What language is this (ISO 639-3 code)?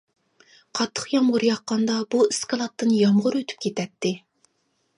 uig